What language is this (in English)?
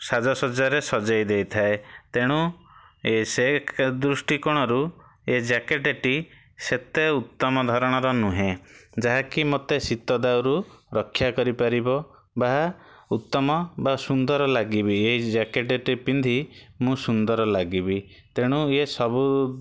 Odia